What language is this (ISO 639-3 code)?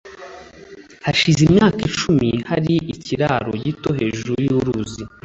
kin